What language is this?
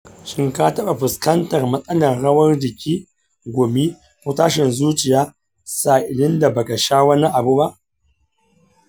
Hausa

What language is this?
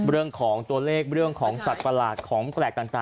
Thai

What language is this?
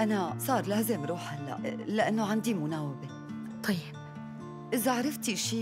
Arabic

